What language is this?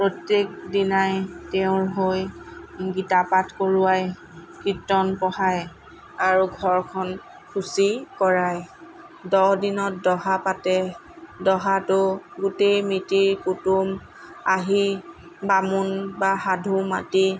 Assamese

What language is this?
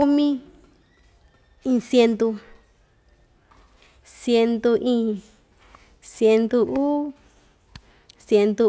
Ixtayutla Mixtec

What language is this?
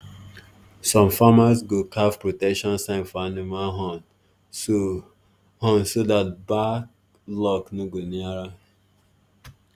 Nigerian Pidgin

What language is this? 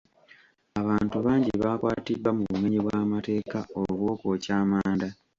Ganda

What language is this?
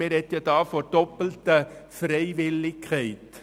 Swiss German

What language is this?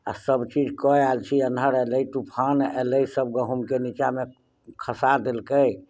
Maithili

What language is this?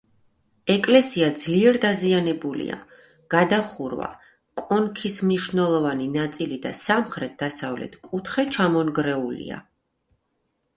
Georgian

